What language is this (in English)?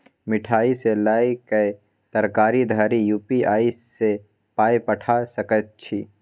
Maithili